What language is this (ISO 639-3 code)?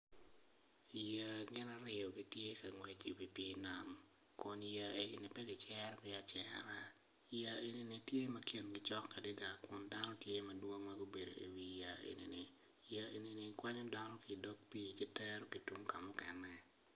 ach